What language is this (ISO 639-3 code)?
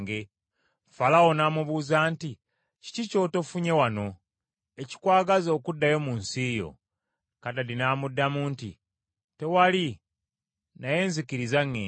lug